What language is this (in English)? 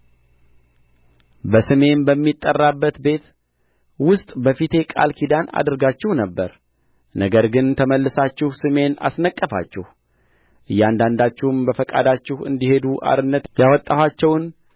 Amharic